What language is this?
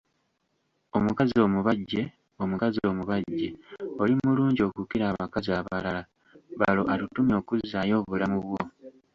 Ganda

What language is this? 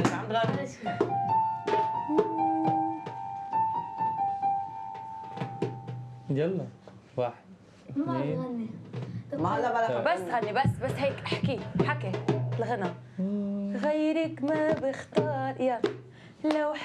Arabic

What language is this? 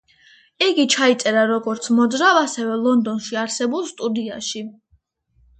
Georgian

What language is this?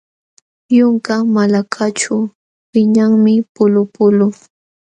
Jauja Wanca Quechua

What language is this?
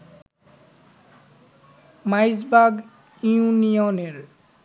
Bangla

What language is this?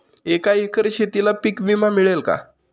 Marathi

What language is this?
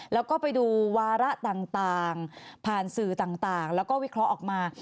Thai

